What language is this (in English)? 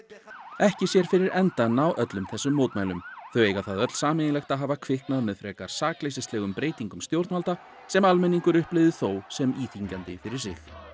Icelandic